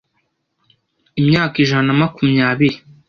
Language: Kinyarwanda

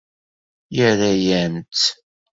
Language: Kabyle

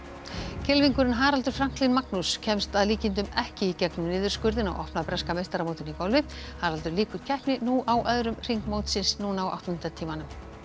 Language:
Icelandic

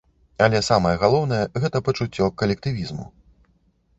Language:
Belarusian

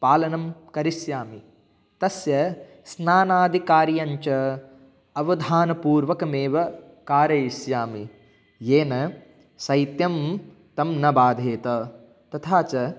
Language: Sanskrit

